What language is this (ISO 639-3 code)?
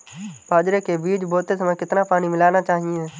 hin